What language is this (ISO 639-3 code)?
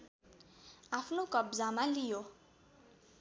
nep